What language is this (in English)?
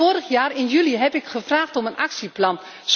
Dutch